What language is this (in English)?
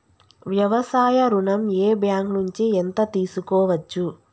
Telugu